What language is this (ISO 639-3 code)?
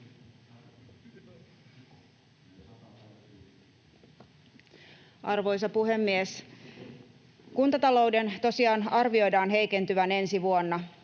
fin